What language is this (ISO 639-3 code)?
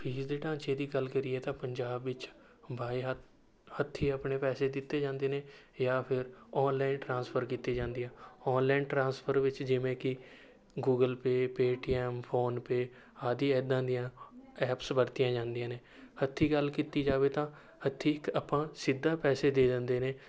pan